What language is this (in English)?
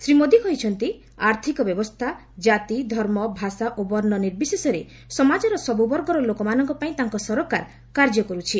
Odia